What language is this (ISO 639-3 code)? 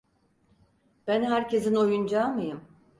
tur